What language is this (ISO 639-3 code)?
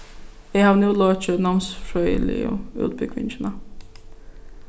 fao